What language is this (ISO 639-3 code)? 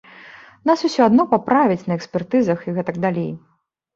bel